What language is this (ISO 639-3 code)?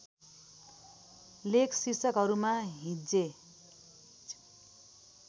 nep